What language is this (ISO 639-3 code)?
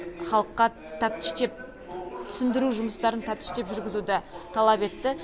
kaz